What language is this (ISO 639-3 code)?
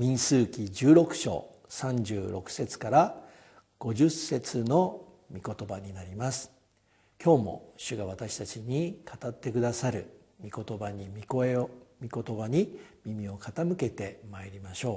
jpn